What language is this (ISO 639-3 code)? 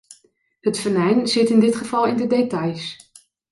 nld